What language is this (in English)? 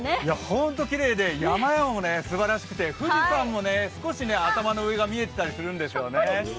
Japanese